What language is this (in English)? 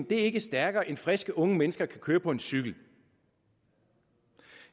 Danish